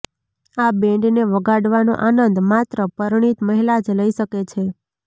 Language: Gujarati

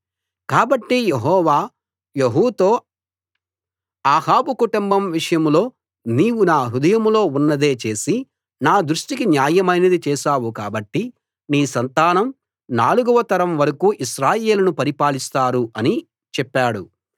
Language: Telugu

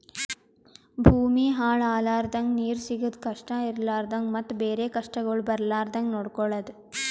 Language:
Kannada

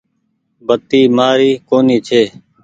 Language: Goaria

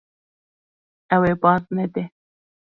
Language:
Kurdish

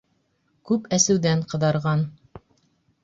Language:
Bashkir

